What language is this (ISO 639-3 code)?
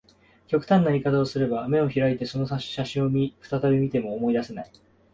jpn